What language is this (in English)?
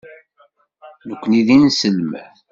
Kabyle